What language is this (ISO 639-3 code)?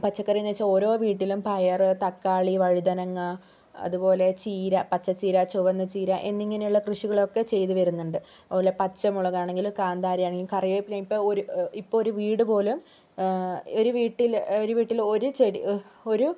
mal